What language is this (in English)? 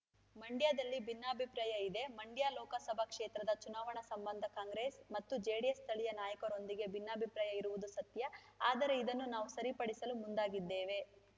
Kannada